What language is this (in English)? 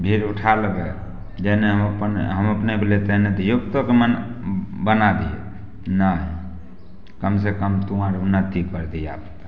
Maithili